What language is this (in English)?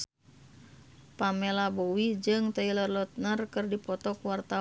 Sundanese